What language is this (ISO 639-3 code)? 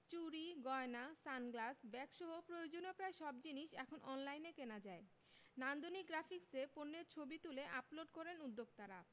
ben